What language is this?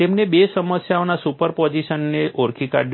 Gujarati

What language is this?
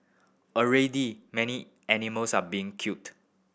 English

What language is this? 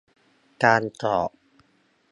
Thai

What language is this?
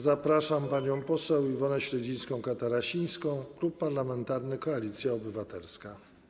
Polish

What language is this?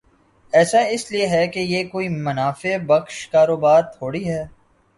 Urdu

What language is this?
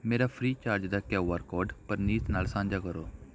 Punjabi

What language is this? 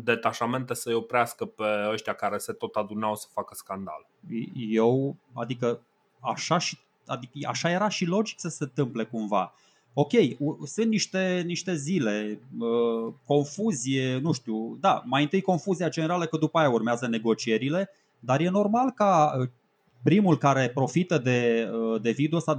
Romanian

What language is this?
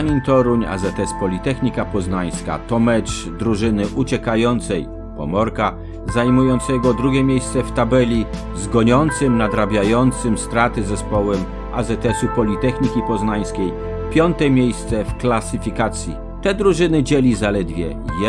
Polish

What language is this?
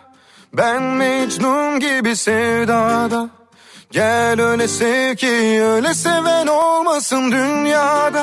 Turkish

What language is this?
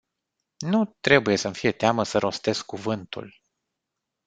Romanian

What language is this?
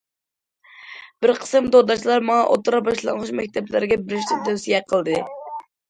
Uyghur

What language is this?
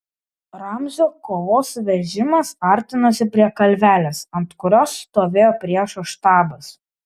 Lithuanian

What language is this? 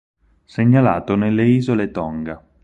Italian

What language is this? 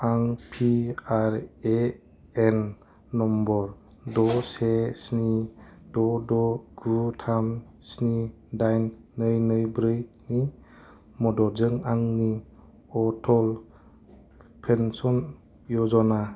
Bodo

